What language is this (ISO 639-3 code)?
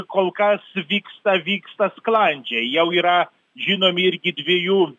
lit